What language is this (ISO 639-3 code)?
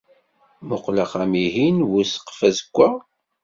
kab